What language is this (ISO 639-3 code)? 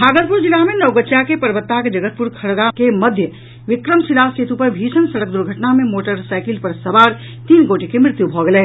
mai